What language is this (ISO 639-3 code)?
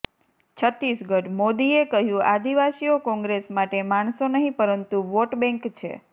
guj